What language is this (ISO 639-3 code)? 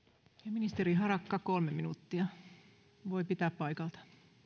fin